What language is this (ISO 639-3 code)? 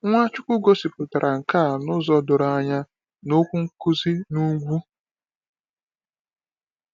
ibo